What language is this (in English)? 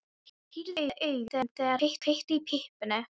Icelandic